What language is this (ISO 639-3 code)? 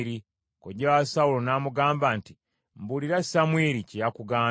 lug